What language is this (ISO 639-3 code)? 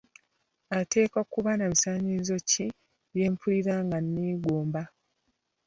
lug